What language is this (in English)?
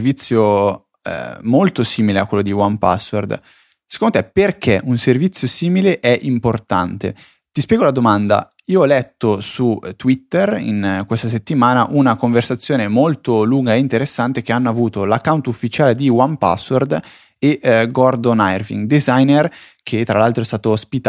Italian